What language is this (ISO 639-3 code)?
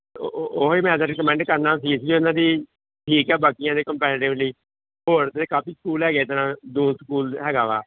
pan